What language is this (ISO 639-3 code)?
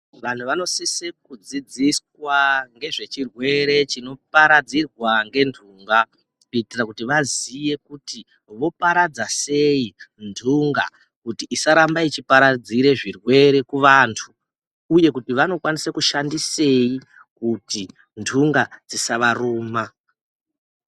ndc